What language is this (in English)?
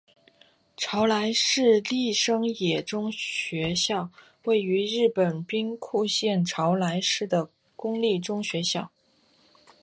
Chinese